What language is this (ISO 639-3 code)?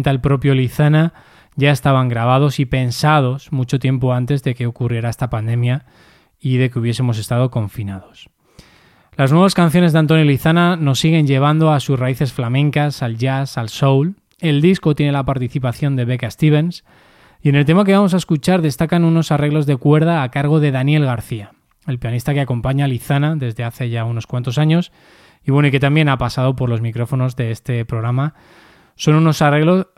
spa